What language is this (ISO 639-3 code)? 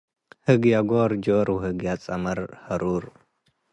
tig